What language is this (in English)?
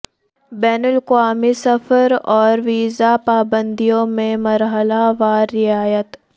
Urdu